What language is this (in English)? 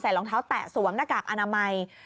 Thai